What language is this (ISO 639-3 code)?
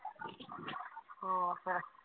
pan